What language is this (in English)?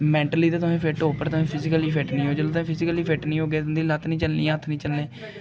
Dogri